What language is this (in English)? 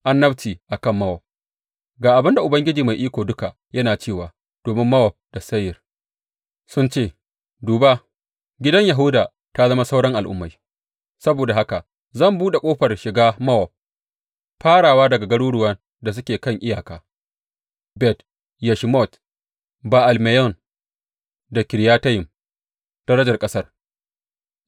Hausa